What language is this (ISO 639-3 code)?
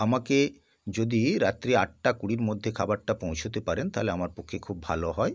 ben